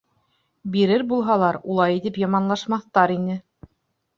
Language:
Bashkir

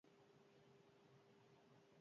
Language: Basque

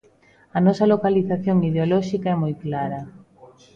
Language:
Galician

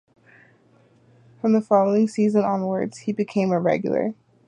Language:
English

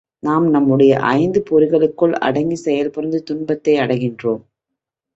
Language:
Tamil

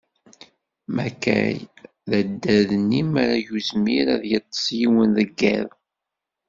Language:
Kabyle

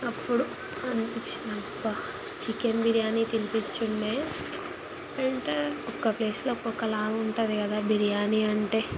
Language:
Telugu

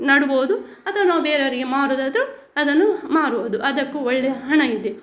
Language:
Kannada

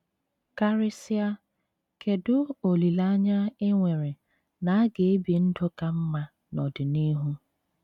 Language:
Igbo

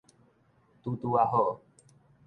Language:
Min Nan Chinese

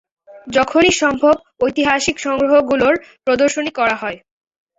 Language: Bangla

